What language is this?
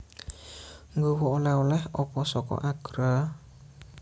Javanese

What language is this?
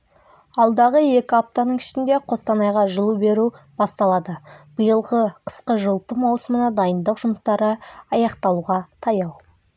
Kazakh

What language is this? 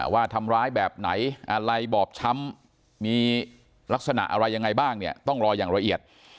Thai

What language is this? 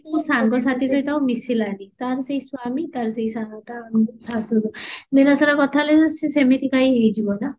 Odia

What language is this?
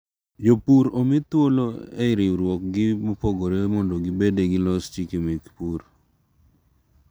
Luo (Kenya and Tanzania)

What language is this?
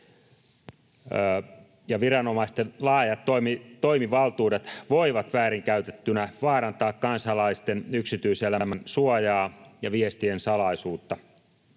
Finnish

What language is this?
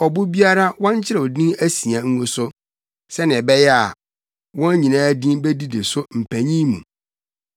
Akan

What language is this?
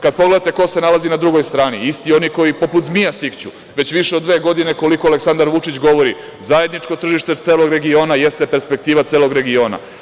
Serbian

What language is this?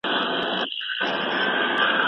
Pashto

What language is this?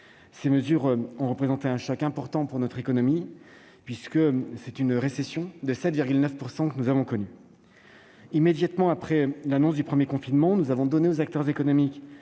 French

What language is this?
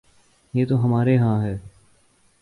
Urdu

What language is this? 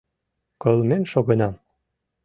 Mari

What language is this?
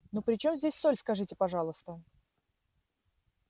Russian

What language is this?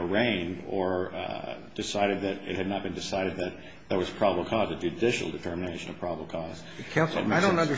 English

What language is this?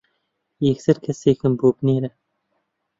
Central Kurdish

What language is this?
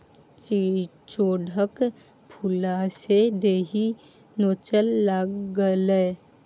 Maithili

